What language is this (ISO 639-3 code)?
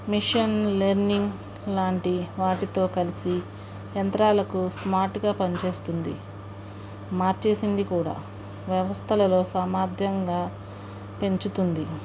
tel